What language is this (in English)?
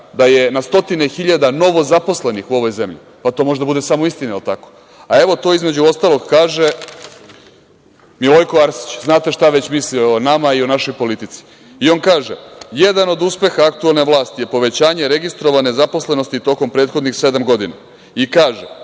Serbian